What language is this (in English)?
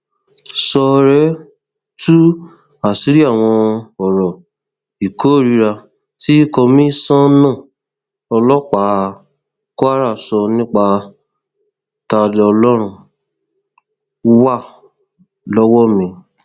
Yoruba